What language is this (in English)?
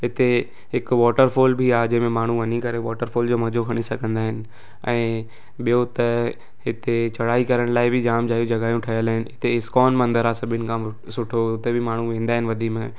Sindhi